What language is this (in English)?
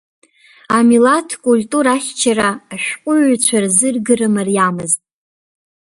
Abkhazian